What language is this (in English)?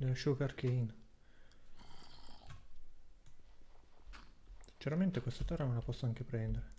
Italian